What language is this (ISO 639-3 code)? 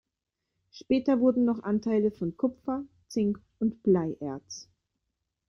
deu